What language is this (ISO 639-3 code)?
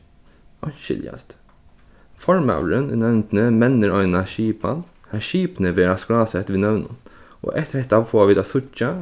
fao